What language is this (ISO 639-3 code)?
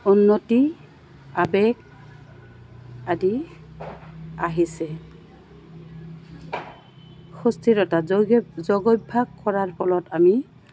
asm